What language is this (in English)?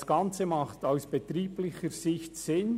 Swiss German